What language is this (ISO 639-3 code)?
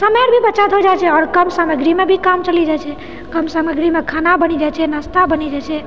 mai